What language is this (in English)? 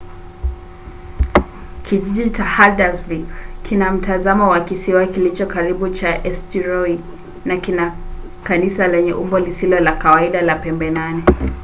Swahili